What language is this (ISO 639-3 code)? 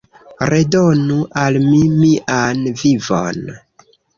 epo